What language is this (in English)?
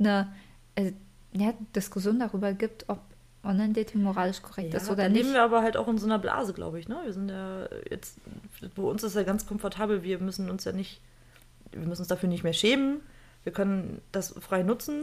German